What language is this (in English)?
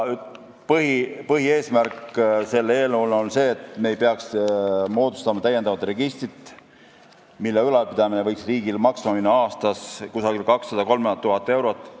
Estonian